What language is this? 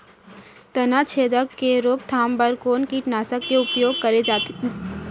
Chhattisgarhi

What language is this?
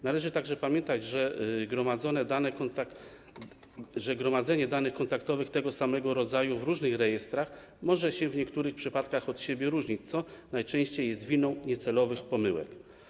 Polish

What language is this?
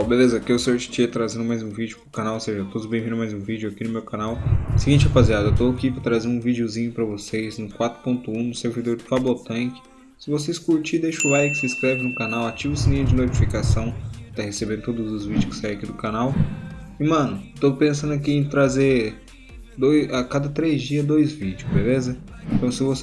Portuguese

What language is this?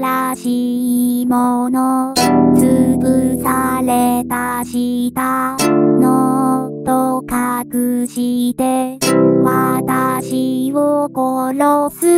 Korean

